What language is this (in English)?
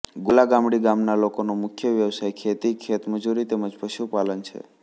Gujarati